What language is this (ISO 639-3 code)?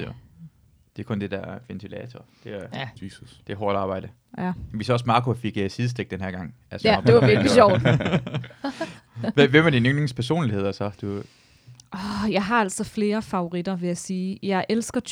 dan